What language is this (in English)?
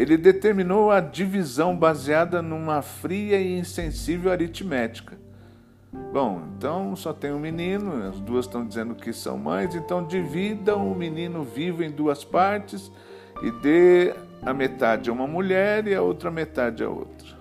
Portuguese